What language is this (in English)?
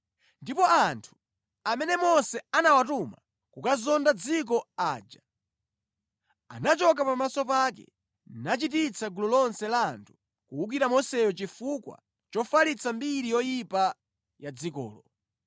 Nyanja